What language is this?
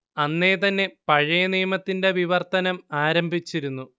Malayalam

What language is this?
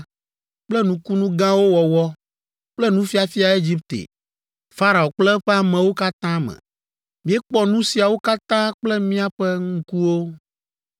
Ewe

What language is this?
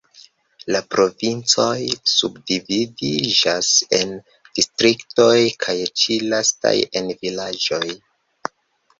Esperanto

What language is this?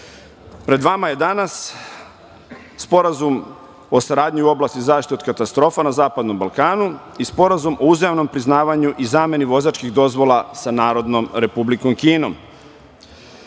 Serbian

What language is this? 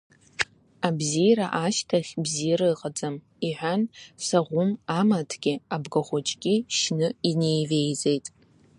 Abkhazian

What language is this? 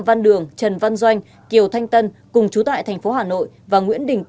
Vietnamese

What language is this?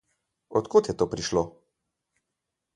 Slovenian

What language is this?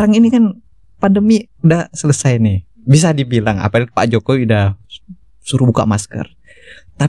Indonesian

